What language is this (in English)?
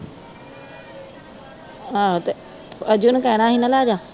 Punjabi